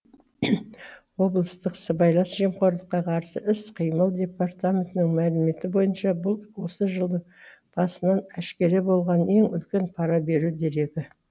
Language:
Kazakh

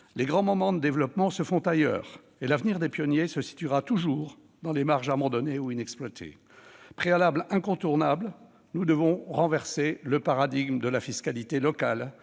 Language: French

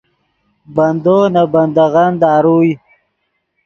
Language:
Yidgha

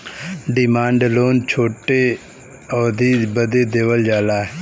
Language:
Bhojpuri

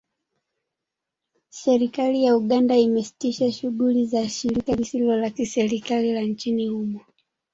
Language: Swahili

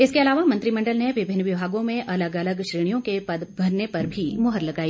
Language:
Hindi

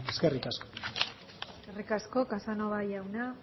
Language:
Basque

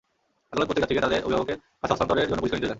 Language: Bangla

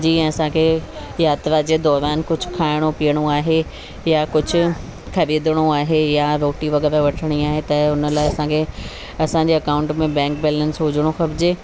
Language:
Sindhi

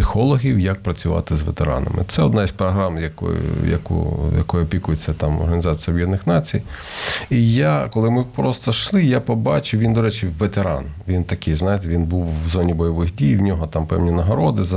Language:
Ukrainian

